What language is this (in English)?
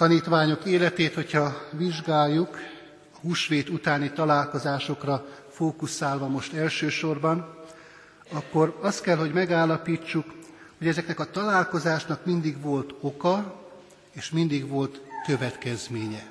Hungarian